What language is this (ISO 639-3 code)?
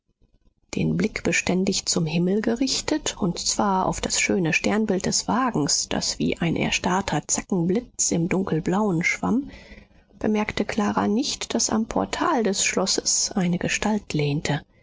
deu